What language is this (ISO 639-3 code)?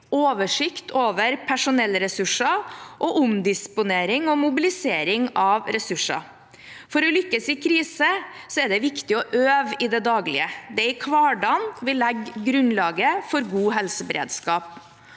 nor